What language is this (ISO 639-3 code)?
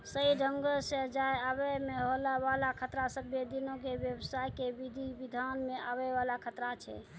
mai